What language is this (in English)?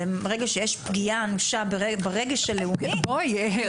Hebrew